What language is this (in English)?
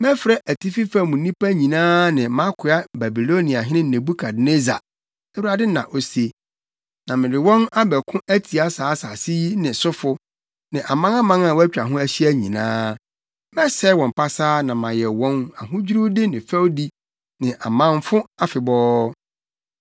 Akan